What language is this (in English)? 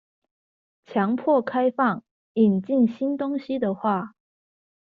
Chinese